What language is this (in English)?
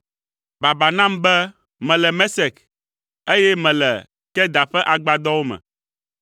Ewe